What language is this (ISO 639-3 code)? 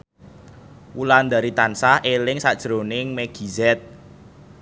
jav